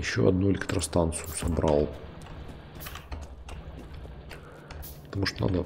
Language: Russian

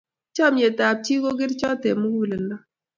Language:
Kalenjin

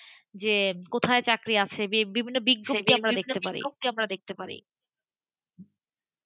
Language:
Bangla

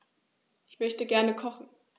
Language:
German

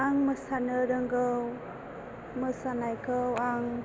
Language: Bodo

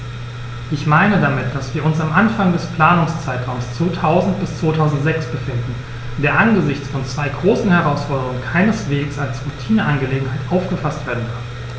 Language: German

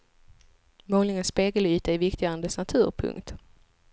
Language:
Swedish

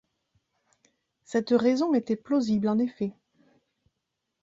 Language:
French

